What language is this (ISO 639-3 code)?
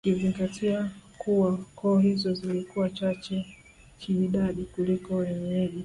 swa